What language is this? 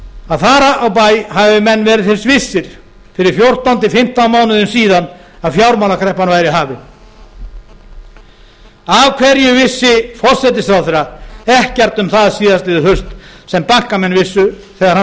Icelandic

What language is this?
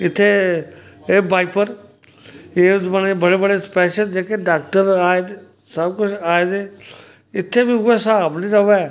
Dogri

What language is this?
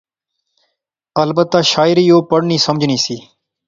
Pahari-Potwari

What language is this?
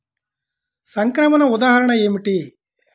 Telugu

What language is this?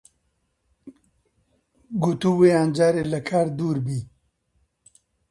Central Kurdish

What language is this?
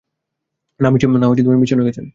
Bangla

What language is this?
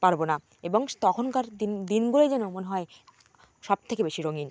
Bangla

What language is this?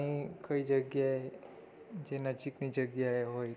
Gujarati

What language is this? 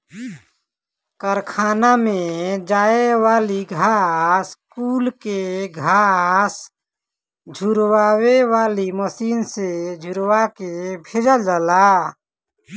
Bhojpuri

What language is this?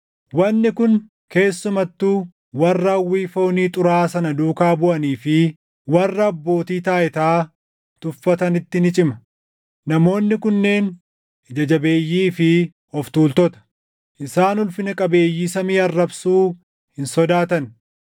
Oromo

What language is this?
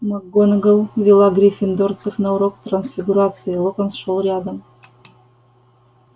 Russian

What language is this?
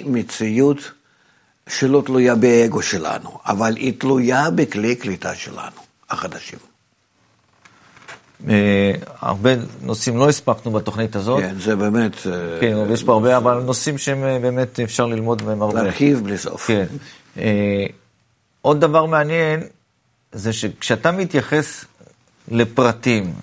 Hebrew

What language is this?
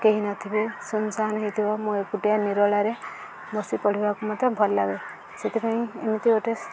Odia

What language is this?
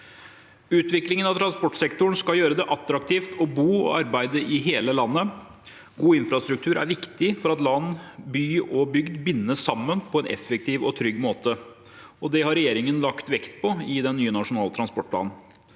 Norwegian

